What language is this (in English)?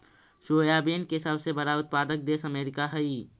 Magahi